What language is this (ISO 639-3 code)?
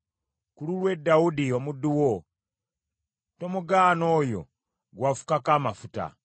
lug